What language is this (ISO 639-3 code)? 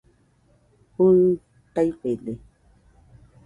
hux